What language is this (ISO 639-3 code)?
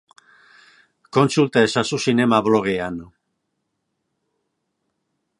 eus